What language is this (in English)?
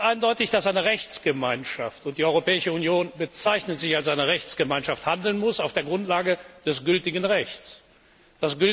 German